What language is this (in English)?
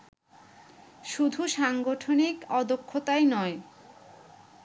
Bangla